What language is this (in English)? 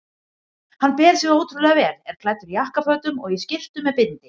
Icelandic